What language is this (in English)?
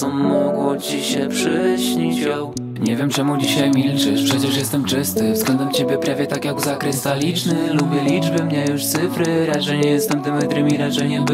Polish